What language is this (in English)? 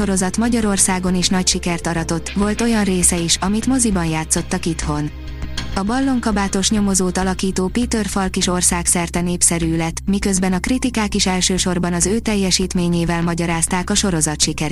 Hungarian